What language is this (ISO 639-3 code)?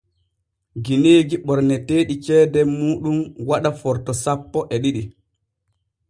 fue